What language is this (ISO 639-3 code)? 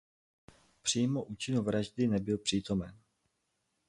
ces